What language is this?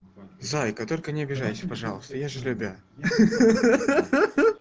Russian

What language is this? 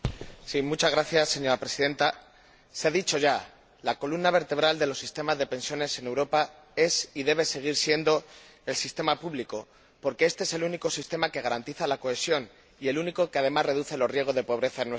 Spanish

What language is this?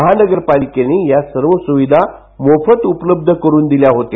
Marathi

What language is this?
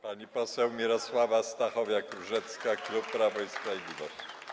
Polish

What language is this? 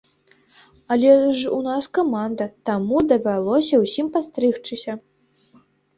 Belarusian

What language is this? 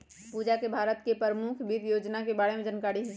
Magahi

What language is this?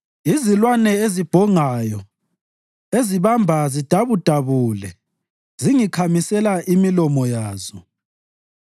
North Ndebele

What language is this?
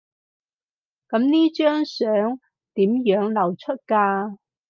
Cantonese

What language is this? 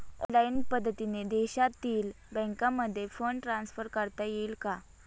Marathi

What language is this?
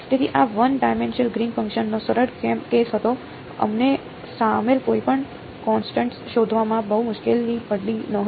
Gujarati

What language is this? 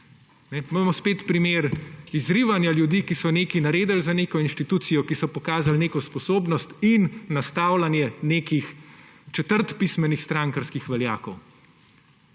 Slovenian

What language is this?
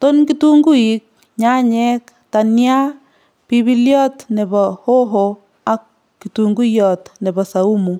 Kalenjin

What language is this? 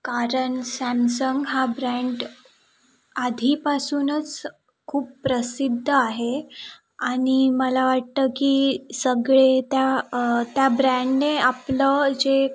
Marathi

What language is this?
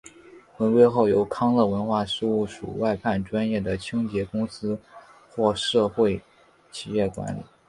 Chinese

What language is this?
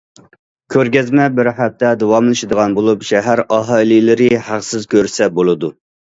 Uyghur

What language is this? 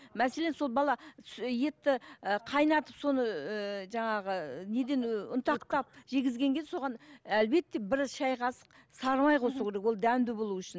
Kazakh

